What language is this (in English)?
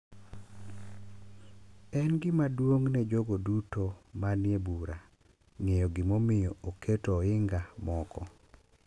Luo (Kenya and Tanzania)